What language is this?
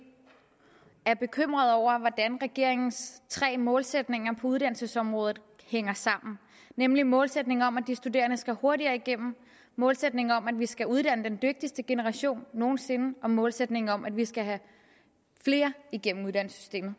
Danish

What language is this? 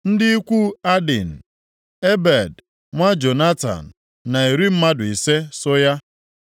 Igbo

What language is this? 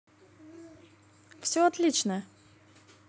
Russian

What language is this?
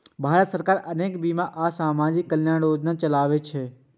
Maithili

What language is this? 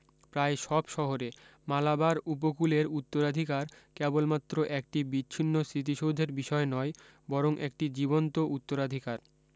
Bangla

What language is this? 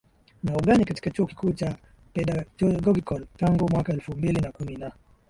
Swahili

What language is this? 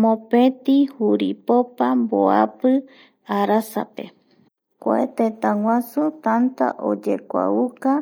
Eastern Bolivian Guaraní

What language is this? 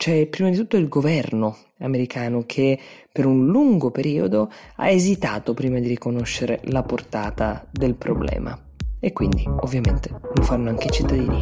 Italian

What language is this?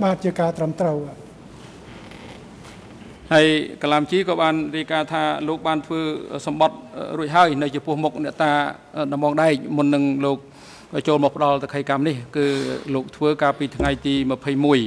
Thai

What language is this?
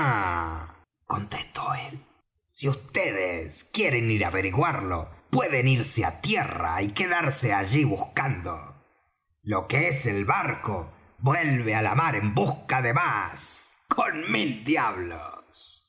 Spanish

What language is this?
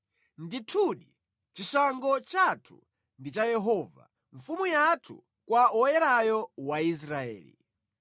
Nyanja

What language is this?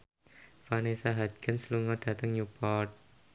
Javanese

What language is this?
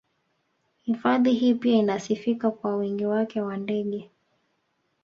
Swahili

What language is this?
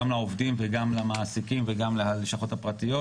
Hebrew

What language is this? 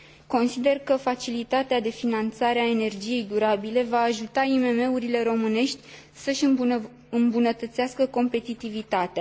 Romanian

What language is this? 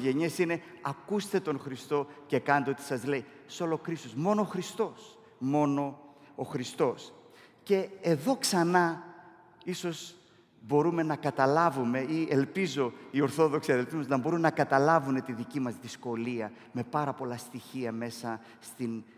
Greek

